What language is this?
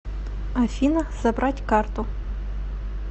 Russian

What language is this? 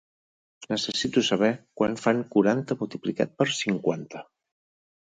Catalan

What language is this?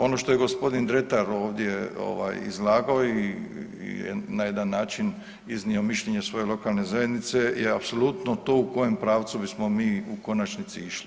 Croatian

